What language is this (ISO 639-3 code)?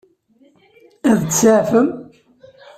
kab